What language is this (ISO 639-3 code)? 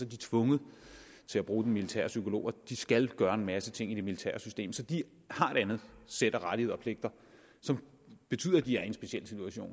dan